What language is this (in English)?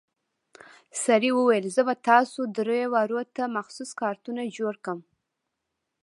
Pashto